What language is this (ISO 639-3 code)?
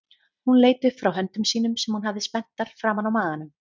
isl